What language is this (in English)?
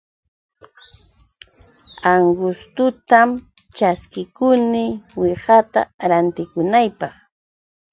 Yauyos Quechua